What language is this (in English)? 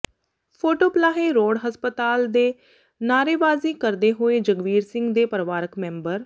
Punjabi